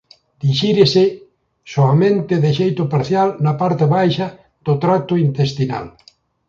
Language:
Galician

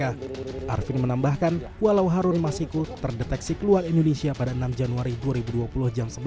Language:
Indonesian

